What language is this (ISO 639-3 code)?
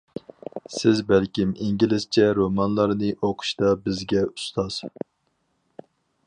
uig